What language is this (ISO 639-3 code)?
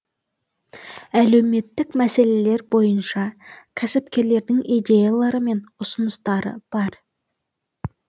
kaz